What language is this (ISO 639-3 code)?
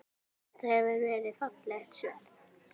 isl